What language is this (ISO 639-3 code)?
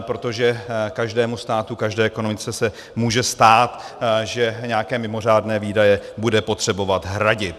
ces